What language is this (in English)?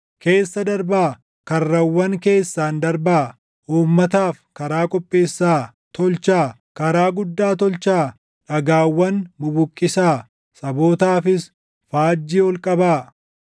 Oromo